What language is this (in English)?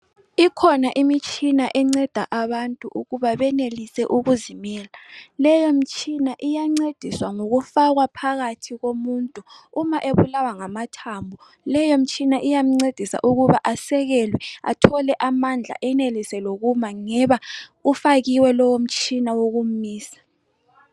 North Ndebele